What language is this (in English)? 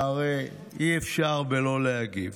Hebrew